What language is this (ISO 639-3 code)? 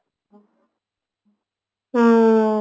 ori